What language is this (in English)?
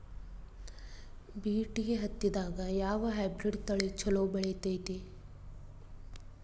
Kannada